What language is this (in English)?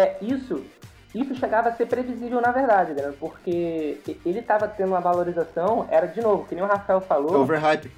Portuguese